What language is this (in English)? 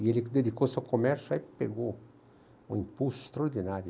Portuguese